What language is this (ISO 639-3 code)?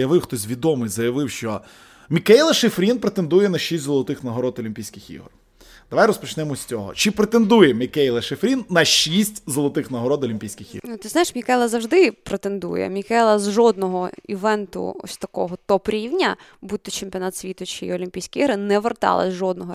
ukr